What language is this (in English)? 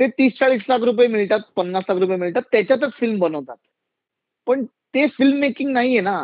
Marathi